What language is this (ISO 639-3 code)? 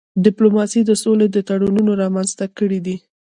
pus